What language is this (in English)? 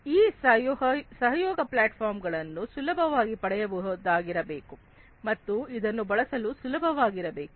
Kannada